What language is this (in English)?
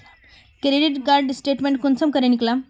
Magahi